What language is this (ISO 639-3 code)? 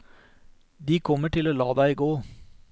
nor